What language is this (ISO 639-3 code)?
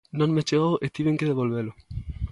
glg